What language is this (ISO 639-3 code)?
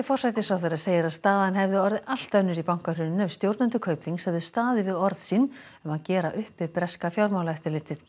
isl